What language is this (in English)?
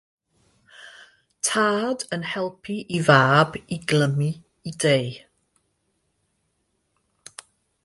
Welsh